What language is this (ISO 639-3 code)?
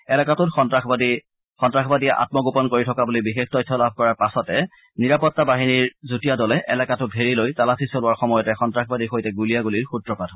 asm